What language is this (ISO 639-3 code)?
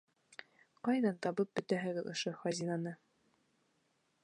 bak